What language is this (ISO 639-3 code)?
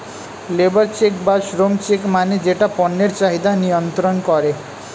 ben